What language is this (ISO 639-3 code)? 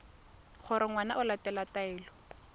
tsn